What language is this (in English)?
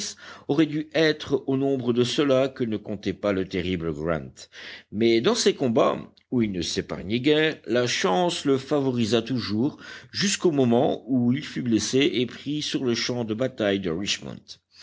French